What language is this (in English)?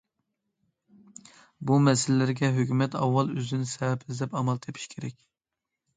Uyghur